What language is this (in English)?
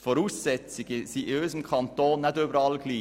Swiss German